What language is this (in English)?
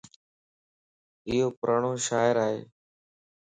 Lasi